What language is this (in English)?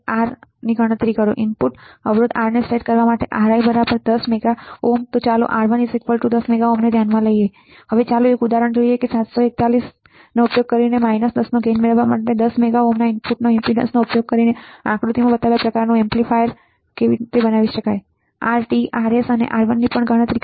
Gujarati